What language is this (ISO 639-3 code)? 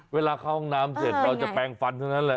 tha